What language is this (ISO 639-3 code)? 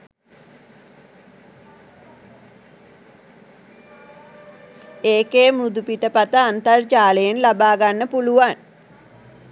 sin